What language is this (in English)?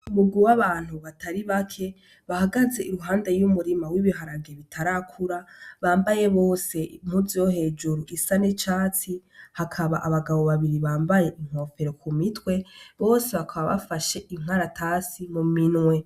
Rundi